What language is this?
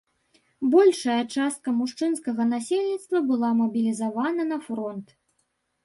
Belarusian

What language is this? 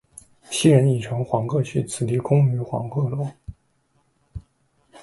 Chinese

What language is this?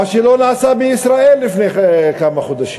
Hebrew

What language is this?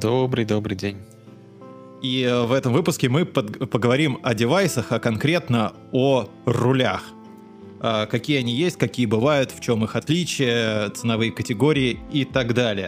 Russian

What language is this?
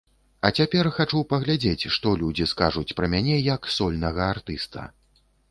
Belarusian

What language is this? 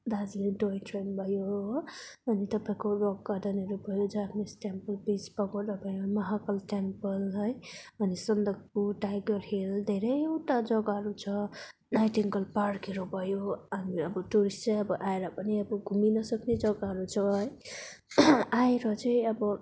Nepali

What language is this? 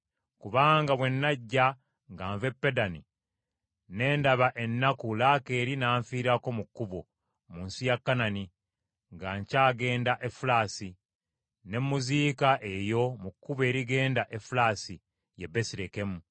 Ganda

